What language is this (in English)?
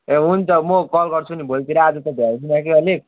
Nepali